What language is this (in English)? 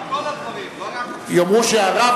Hebrew